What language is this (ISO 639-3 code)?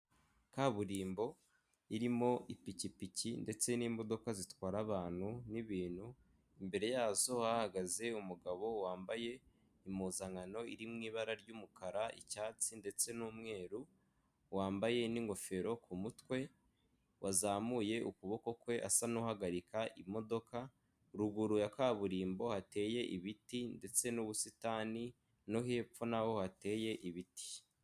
kin